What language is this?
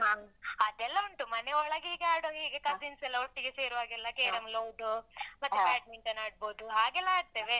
Kannada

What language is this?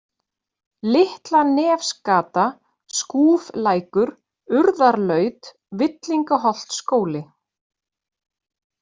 Icelandic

